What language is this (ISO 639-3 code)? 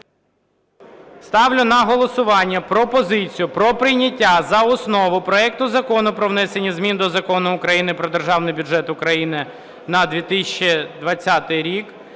ukr